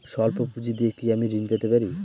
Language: Bangla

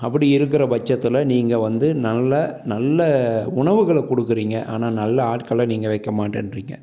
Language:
Tamil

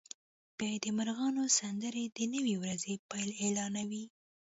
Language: Pashto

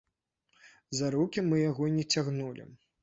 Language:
Belarusian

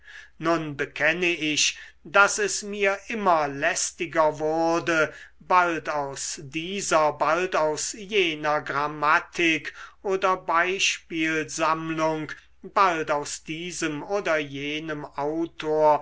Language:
German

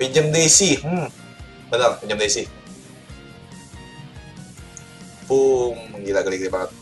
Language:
Indonesian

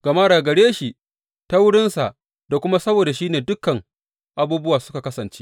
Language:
Hausa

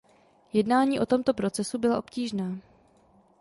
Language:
Czech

